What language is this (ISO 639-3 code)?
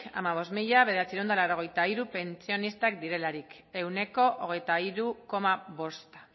eus